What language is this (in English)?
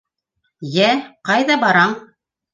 Bashkir